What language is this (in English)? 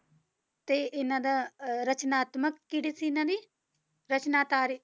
Punjabi